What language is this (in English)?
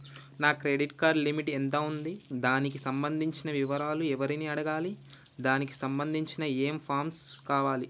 Telugu